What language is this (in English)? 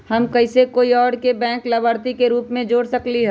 Magahi